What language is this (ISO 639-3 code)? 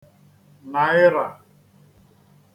ibo